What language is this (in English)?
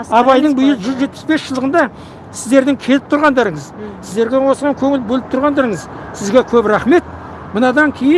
Kazakh